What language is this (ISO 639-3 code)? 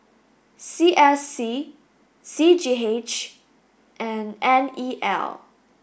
eng